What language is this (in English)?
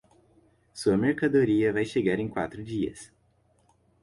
Portuguese